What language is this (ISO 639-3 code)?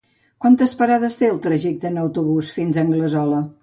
cat